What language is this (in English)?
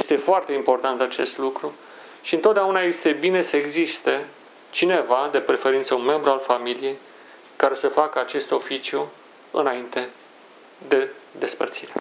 Romanian